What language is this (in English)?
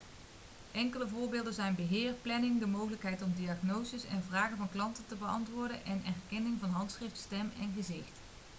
Dutch